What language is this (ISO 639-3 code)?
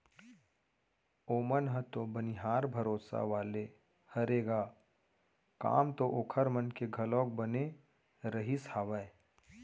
hne